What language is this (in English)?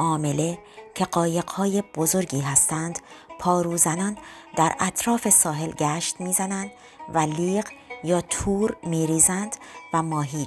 Persian